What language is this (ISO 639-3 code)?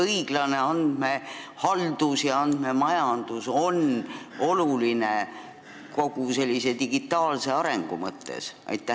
est